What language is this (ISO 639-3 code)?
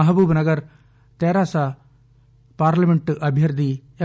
tel